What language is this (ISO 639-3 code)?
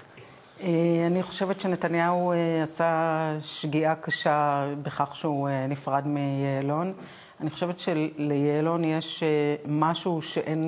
heb